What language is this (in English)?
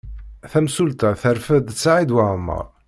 Kabyle